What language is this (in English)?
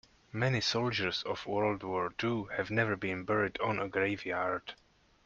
English